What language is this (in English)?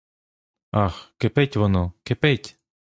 Ukrainian